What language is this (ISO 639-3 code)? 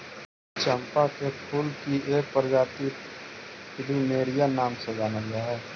mag